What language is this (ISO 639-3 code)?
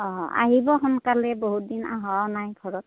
asm